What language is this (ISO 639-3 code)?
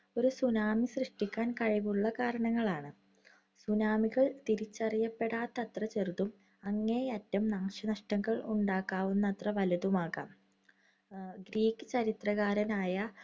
mal